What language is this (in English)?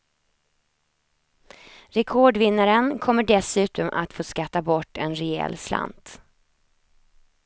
Swedish